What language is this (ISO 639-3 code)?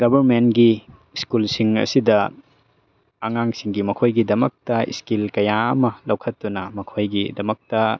mni